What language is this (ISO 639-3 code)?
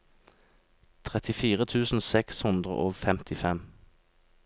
nor